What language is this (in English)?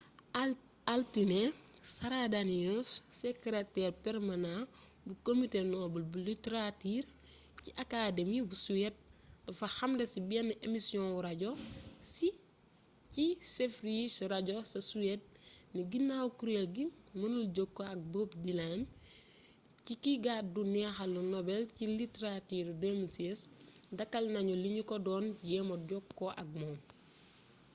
Wolof